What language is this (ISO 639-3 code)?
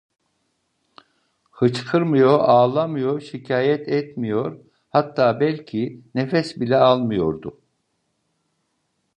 tur